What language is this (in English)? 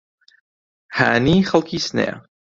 Central Kurdish